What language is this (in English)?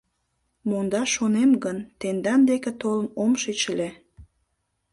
Mari